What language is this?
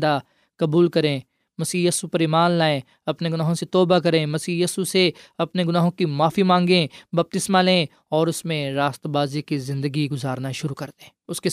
Urdu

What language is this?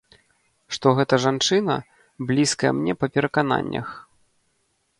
Belarusian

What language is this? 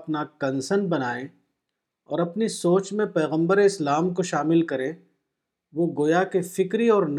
Urdu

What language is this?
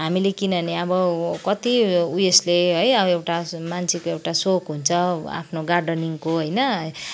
Nepali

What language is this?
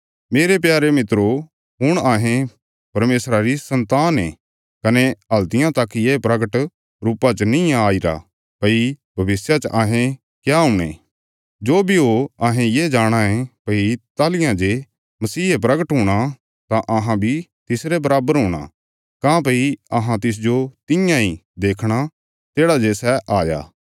Bilaspuri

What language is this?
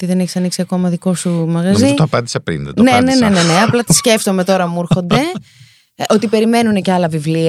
Greek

